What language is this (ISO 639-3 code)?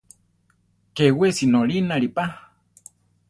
tar